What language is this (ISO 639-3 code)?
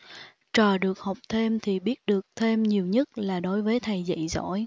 vie